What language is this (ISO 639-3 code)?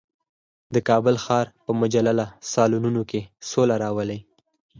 pus